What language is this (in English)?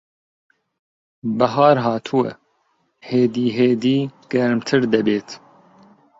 Central Kurdish